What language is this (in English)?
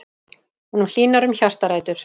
Icelandic